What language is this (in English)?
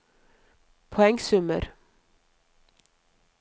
Norwegian